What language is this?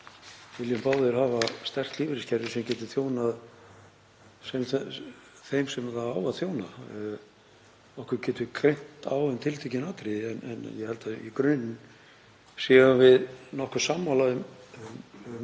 Icelandic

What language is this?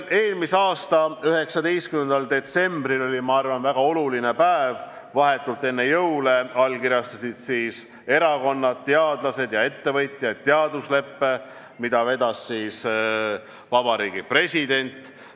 Estonian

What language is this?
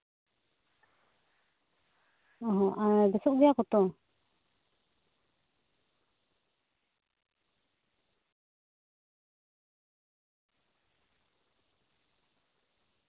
Santali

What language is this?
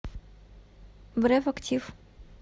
Russian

